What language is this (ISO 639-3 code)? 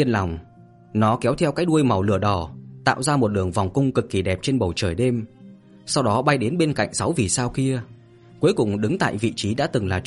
vie